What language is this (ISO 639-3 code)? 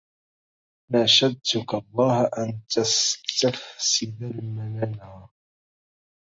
ara